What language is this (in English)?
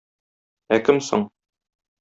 Tatar